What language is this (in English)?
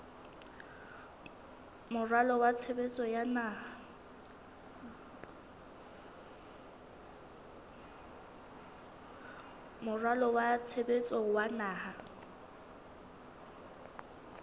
Southern Sotho